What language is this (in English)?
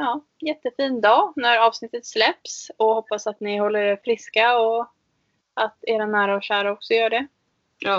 Swedish